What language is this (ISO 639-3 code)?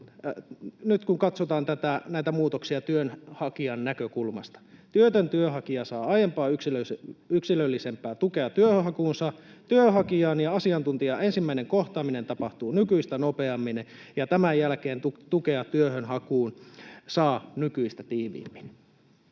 fin